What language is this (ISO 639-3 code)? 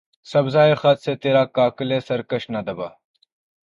urd